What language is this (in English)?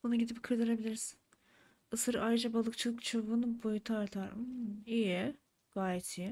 Turkish